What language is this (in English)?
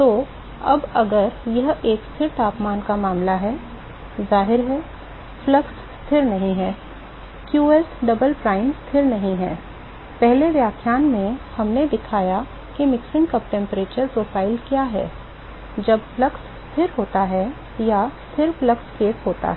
Hindi